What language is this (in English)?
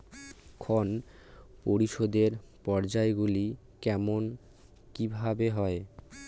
Bangla